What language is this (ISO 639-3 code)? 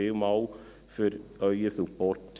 gsw